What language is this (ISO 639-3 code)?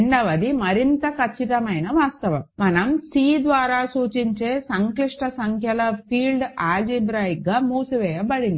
tel